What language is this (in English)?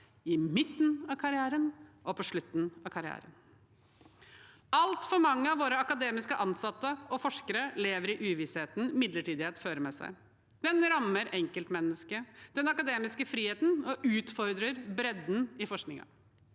Norwegian